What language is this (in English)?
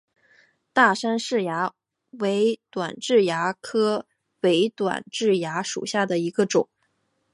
Chinese